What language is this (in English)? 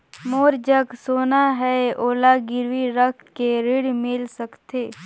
Chhattisgarhi